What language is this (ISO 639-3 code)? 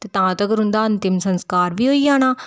doi